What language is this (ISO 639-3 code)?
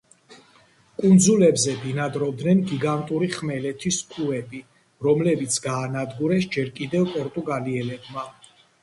kat